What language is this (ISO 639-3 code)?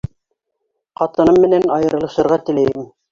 bak